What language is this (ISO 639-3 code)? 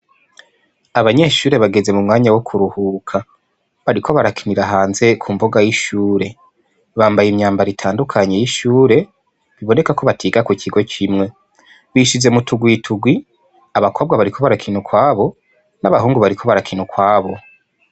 run